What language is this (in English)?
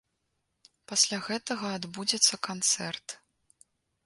Belarusian